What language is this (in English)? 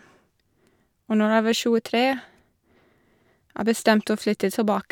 Norwegian